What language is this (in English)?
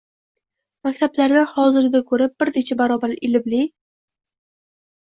Uzbek